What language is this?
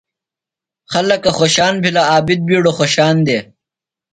Phalura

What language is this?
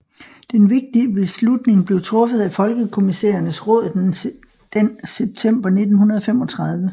Danish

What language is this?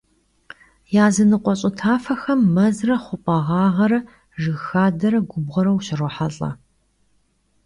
Kabardian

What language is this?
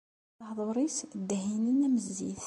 Kabyle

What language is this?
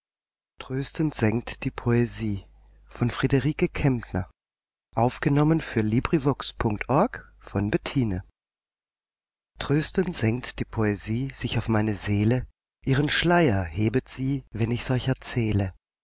German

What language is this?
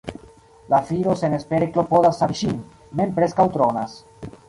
Esperanto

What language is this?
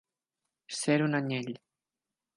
Catalan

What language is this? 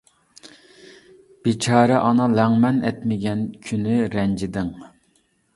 Uyghur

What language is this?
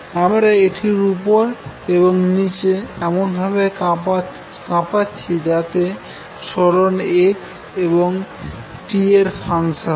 Bangla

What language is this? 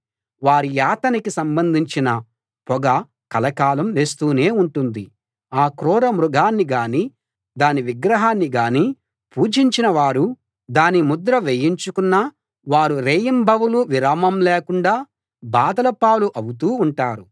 Telugu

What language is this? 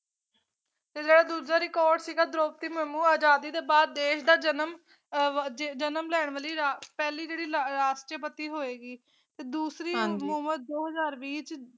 Punjabi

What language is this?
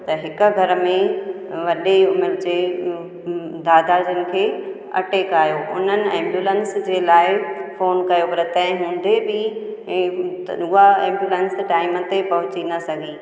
Sindhi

